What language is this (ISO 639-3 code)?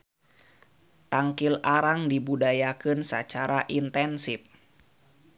sun